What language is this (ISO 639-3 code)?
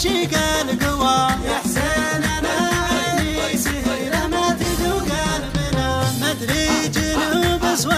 ara